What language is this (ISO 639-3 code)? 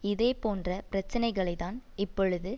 tam